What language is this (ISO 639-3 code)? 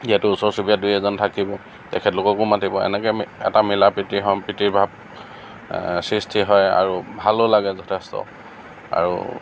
asm